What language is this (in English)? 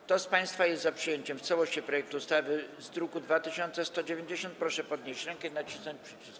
Polish